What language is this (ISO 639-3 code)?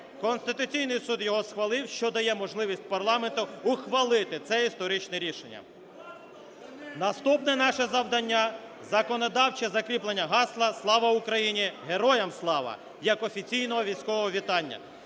ukr